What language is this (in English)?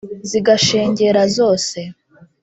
Kinyarwanda